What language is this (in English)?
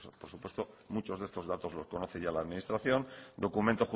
Spanish